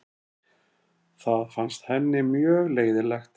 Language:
Icelandic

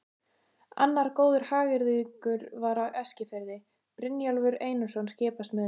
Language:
Icelandic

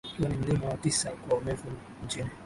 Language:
Swahili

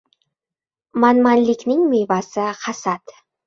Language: Uzbek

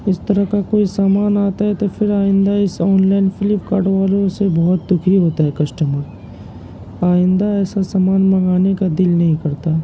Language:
Urdu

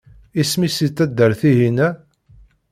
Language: Kabyle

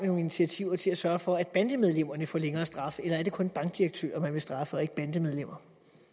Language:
Danish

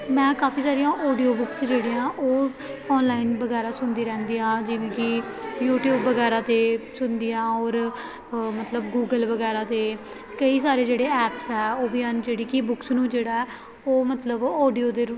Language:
Punjabi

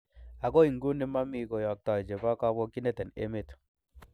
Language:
Kalenjin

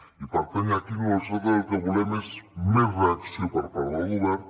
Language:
Catalan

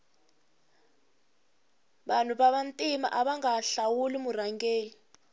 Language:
Tsonga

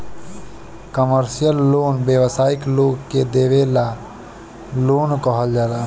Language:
Bhojpuri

